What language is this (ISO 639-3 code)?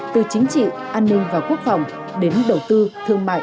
vie